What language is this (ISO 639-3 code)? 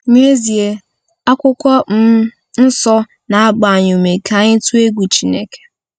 ibo